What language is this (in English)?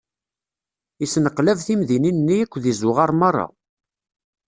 Kabyle